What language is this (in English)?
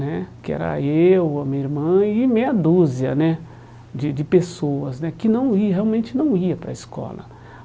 Portuguese